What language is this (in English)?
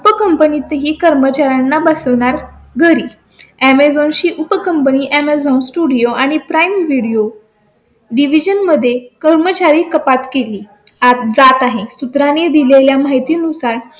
Marathi